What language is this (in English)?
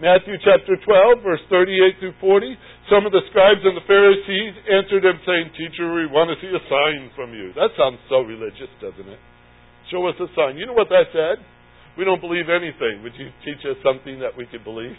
English